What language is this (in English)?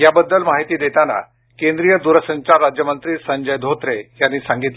Marathi